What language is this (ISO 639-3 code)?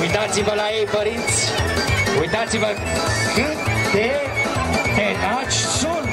ron